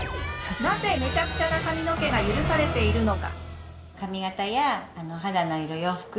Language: Japanese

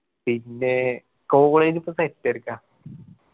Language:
Malayalam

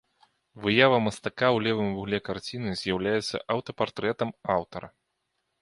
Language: Belarusian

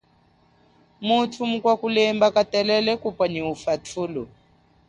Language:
Chokwe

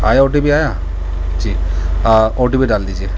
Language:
Urdu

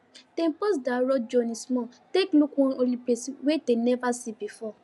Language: Nigerian Pidgin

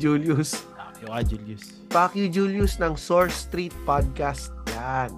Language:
Filipino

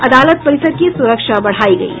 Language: Hindi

